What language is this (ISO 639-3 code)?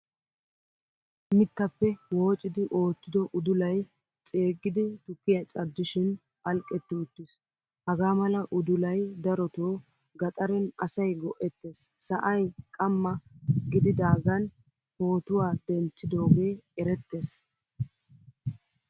wal